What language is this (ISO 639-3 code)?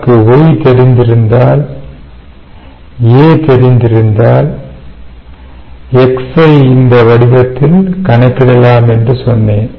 tam